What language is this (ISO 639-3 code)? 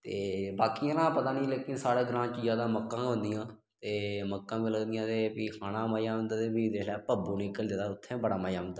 doi